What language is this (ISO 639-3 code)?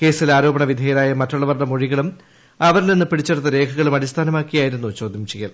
mal